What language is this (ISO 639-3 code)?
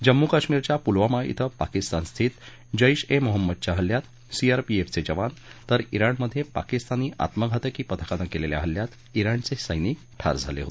mar